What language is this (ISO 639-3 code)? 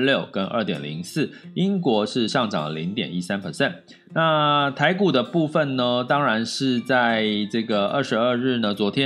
zho